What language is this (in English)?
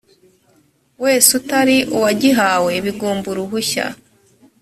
Kinyarwanda